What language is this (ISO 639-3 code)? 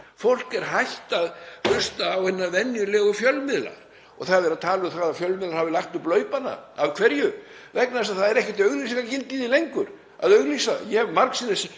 isl